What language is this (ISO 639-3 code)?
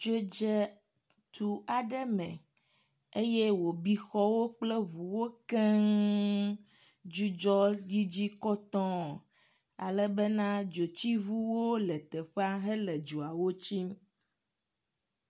ewe